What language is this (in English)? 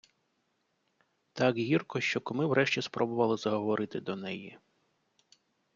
Ukrainian